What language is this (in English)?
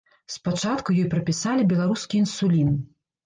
Belarusian